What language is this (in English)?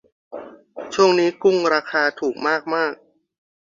Thai